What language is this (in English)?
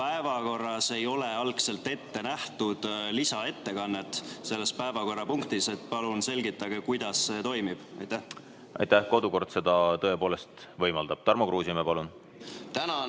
Estonian